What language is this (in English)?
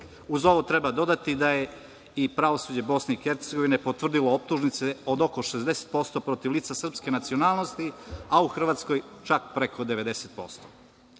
Serbian